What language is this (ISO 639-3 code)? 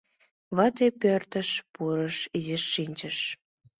chm